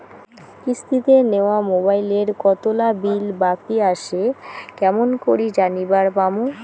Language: Bangla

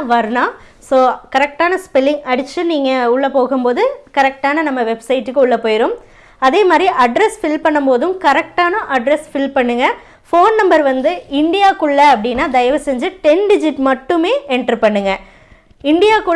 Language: Tamil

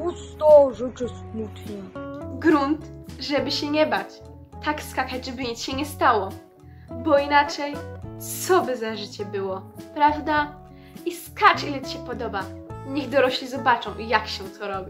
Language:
Polish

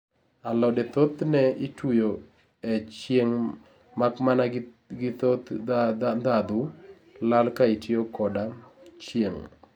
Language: Luo (Kenya and Tanzania)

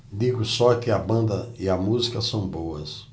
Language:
Portuguese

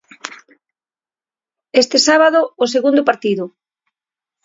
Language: Galician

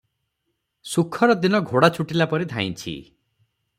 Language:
Odia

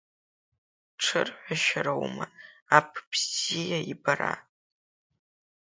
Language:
Abkhazian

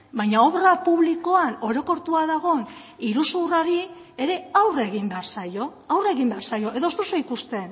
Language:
Basque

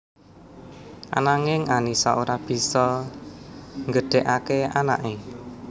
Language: Javanese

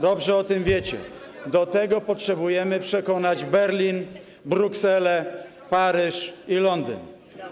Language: Polish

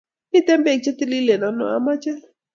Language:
Kalenjin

